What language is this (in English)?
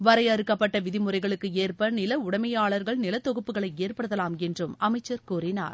Tamil